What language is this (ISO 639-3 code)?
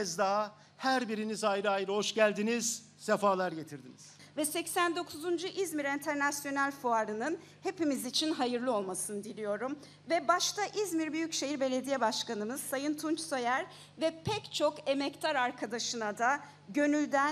tur